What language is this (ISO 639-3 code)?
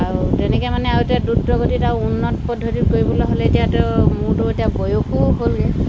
asm